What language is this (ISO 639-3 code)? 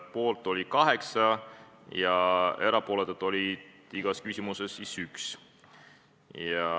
est